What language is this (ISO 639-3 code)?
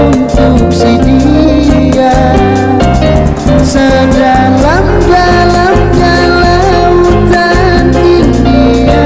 ind